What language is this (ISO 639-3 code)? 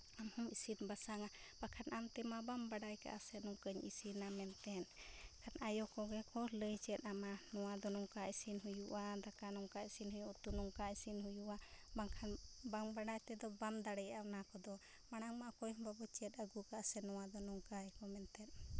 sat